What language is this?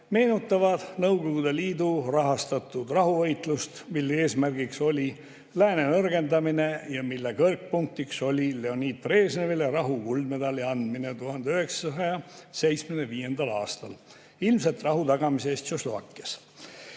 Estonian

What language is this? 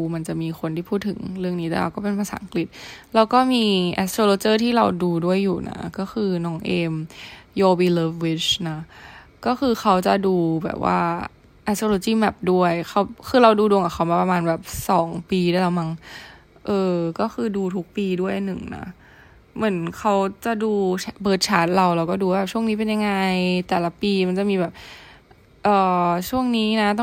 Thai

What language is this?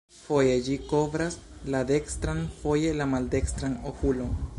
Esperanto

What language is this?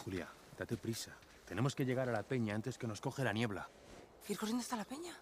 Spanish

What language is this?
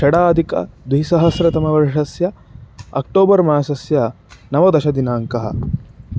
Sanskrit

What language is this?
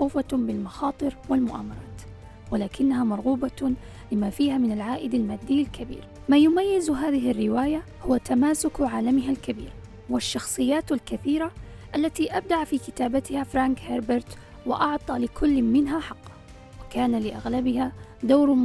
Arabic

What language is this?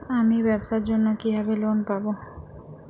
Bangla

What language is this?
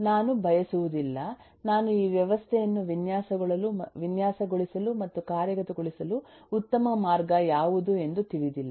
Kannada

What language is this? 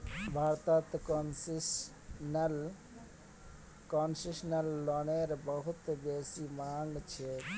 Magahi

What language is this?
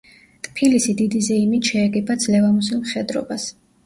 Georgian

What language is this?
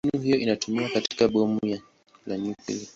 Swahili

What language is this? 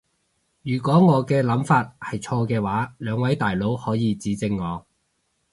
Cantonese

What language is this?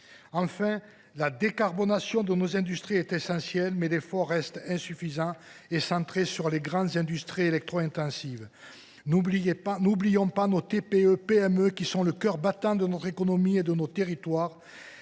French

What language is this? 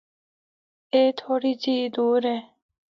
Northern Hindko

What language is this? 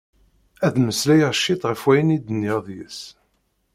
Kabyle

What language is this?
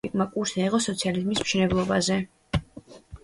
Georgian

